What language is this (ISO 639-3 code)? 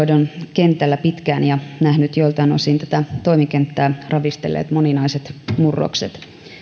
fin